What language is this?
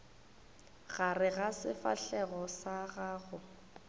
Northern Sotho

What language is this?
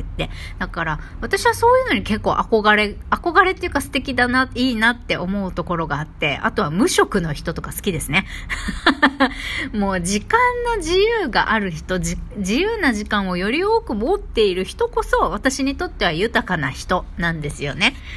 Japanese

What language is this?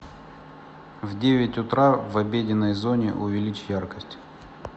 Russian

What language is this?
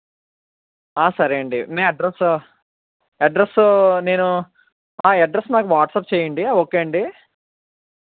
Telugu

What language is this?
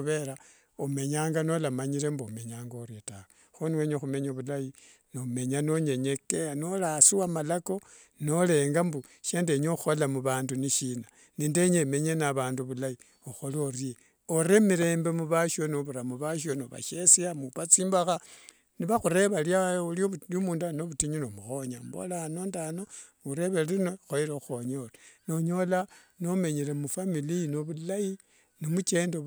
Wanga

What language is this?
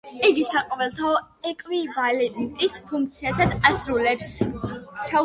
Georgian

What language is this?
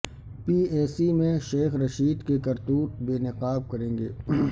Urdu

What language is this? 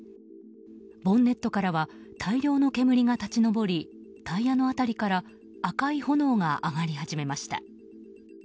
Japanese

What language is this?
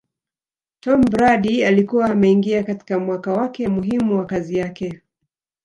Swahili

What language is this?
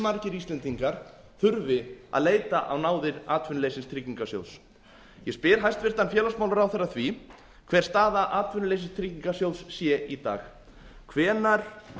Icelandic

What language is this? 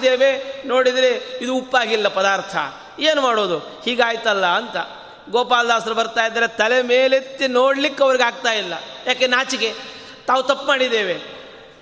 Kannada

